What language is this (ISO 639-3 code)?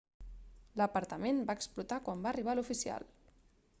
cat